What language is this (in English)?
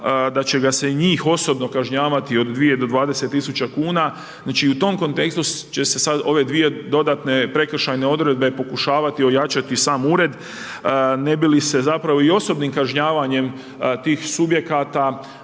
Croatian